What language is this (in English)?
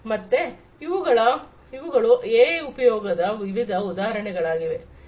Kannada